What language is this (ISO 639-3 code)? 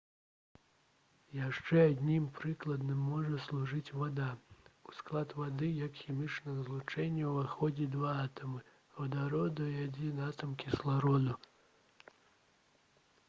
bel